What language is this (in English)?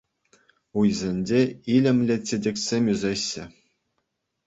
Chuvash